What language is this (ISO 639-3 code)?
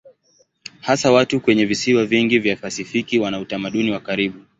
swa